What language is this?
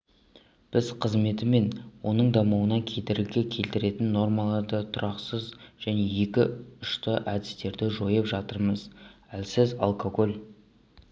Kazakh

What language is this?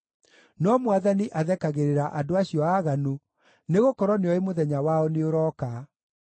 Kikuyu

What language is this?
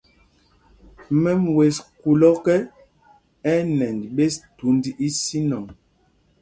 Mpumpong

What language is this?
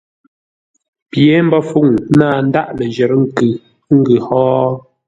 Ngombale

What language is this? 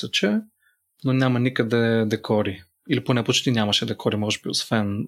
Bulgarian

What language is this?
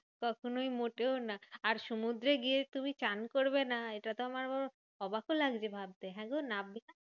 Bangla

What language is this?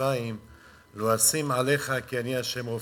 Hebrew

